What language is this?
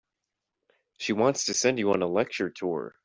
English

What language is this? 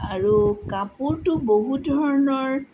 Assamese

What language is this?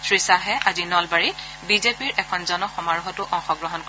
Assamese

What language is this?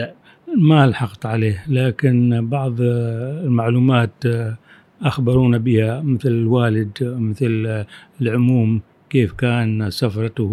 Arabic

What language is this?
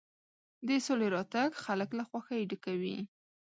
Pashto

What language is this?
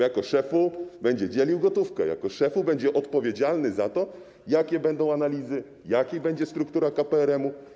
Polish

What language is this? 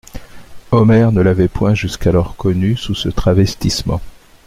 French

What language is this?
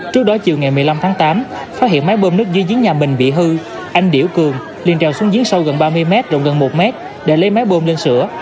Vietnamese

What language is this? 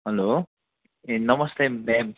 Nepali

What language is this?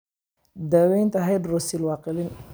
Somali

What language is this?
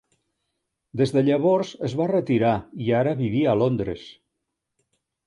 Catalan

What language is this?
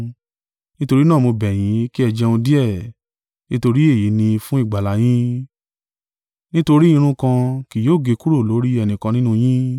Yoruba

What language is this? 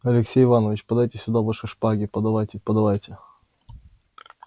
Russian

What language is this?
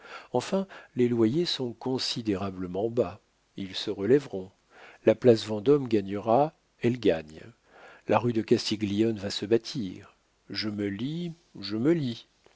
French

